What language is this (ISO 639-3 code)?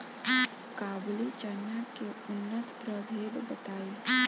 bho